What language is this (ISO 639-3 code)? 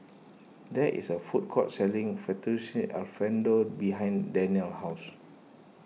eng